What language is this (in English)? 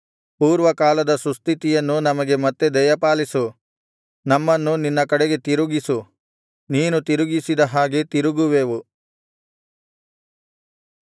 Kannada